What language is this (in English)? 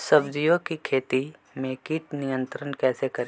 Magahi